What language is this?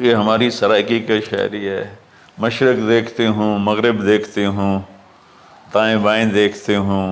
Hindi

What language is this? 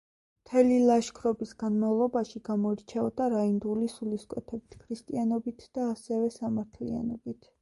Georgian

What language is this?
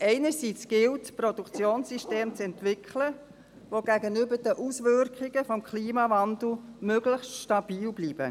Swiss German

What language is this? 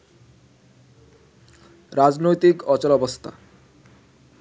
Bangla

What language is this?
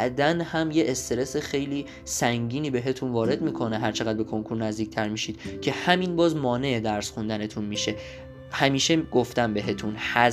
Persian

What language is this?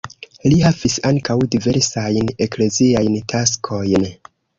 Esperanto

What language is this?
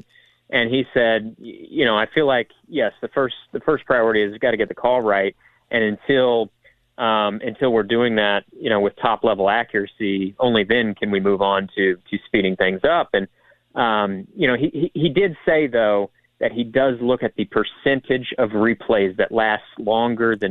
English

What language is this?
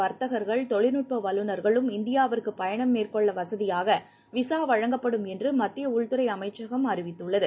Tamil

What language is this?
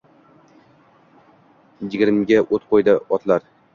Uzbek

